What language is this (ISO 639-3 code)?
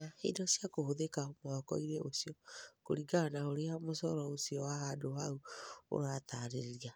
kik